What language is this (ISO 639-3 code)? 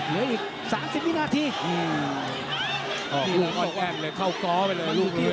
tha